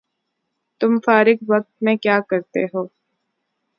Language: Urdu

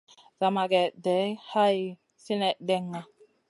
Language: Masana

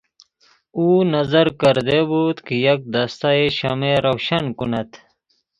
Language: Persian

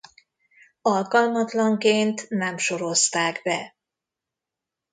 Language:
Hungarian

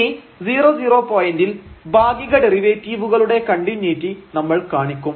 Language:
Malayalam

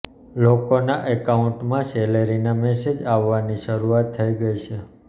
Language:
Gujarati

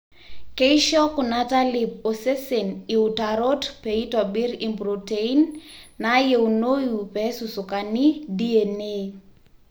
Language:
Masai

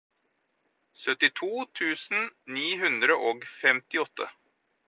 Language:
Norwegian Bokmål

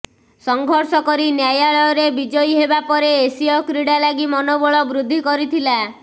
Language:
Odia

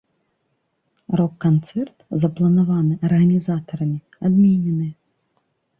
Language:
Belarusian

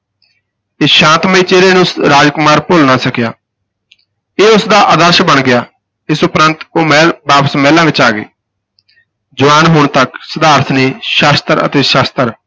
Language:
Punjabi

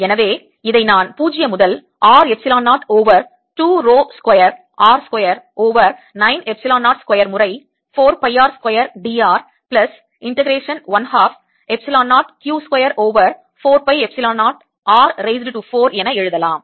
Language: Tamil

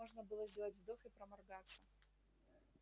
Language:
Russian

